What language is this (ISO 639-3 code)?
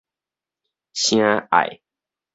nan